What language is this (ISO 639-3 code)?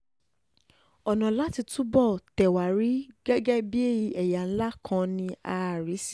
yor